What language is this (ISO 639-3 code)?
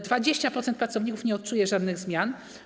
pol